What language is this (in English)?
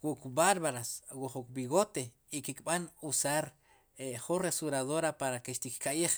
Sipacapense